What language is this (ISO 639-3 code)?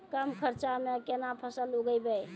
mai